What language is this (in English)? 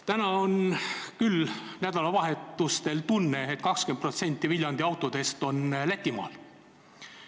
Estonian